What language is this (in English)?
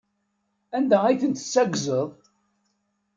Kabyle